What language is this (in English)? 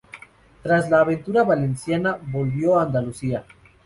Spanish